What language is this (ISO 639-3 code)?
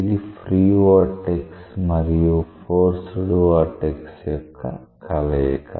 tel